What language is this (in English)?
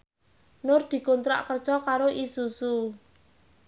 Javanese